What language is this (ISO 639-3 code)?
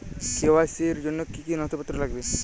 ben